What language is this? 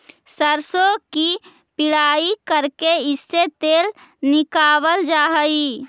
Magahi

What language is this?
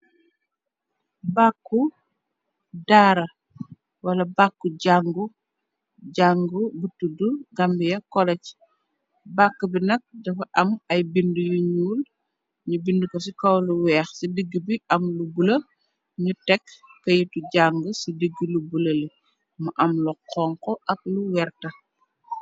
Wolof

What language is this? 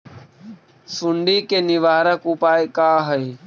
Magahi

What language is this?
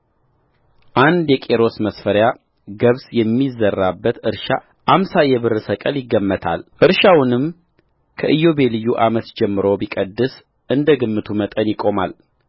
Amharic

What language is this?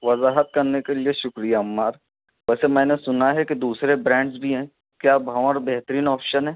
Urdu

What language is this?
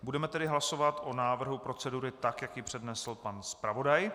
Czech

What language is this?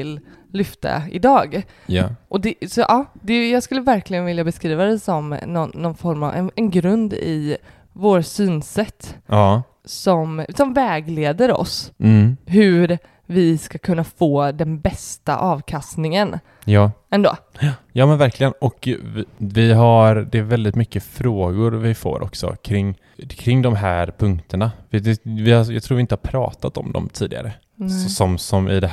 Swedish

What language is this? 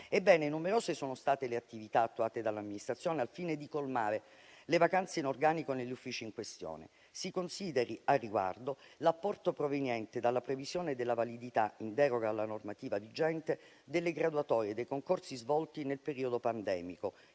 Italian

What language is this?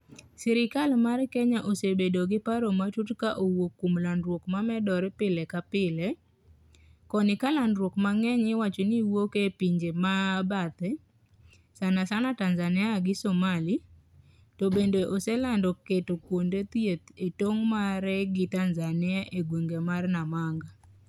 Luo (Kenya and Tanzania)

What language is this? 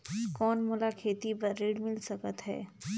Chhattisgarhi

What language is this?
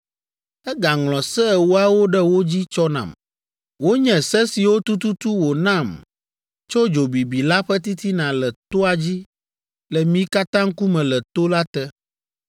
Ewe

